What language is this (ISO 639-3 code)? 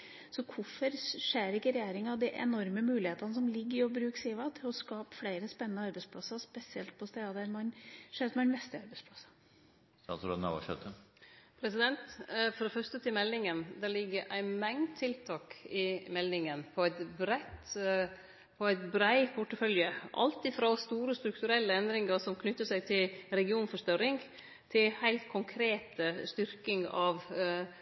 nor